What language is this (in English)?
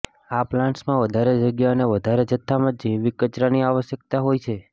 Gujarati